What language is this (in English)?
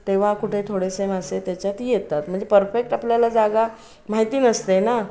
Marathi